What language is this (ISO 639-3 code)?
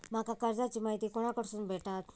mar